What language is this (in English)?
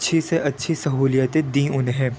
Urdu